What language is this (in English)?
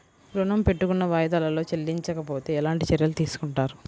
Telugu